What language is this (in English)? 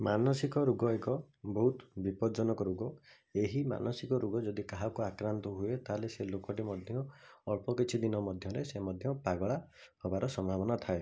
Odia